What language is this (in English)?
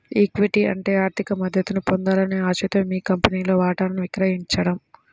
Telugu